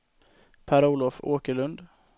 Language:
Swedish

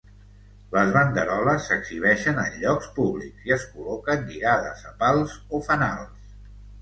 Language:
Catalan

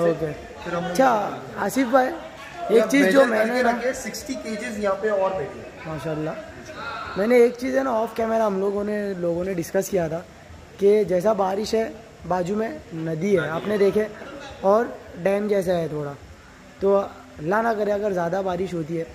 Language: Hindi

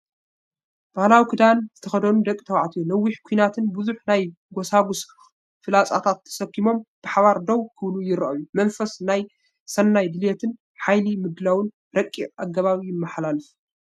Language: Tigrinya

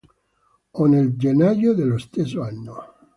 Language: Italian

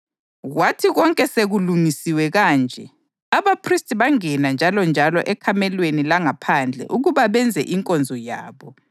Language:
North Ndebele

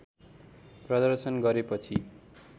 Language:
Nepali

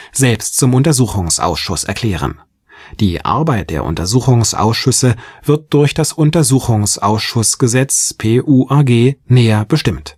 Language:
German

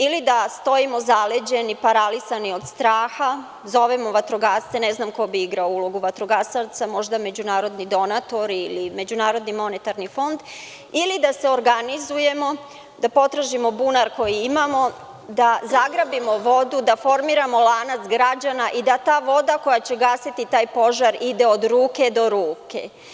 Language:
Serbian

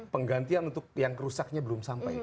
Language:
Indonesian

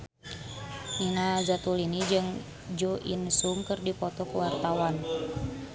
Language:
Sundanese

